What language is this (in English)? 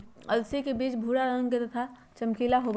Magahi